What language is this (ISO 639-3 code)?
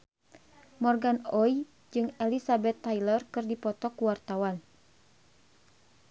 sun